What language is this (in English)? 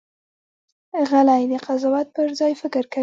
Pashto